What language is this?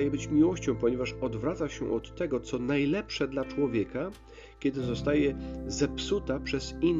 Polish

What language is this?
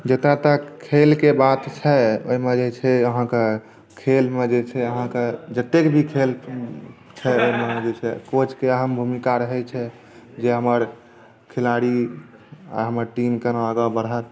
Maithili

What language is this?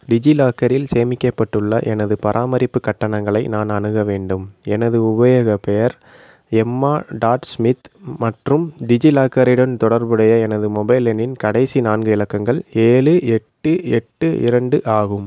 Tamil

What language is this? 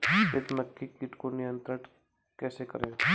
Hindi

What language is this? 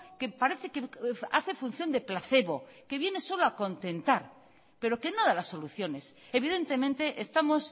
Spanish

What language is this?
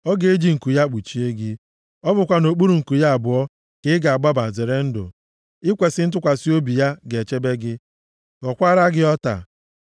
Igbo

